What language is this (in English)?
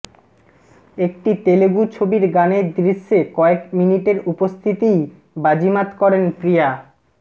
Bangla